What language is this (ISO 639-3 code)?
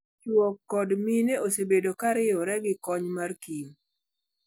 luo